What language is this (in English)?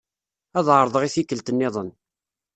Kabyle